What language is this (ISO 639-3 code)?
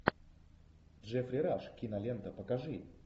rus